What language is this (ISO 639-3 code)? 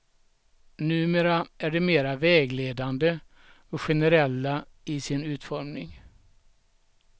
swe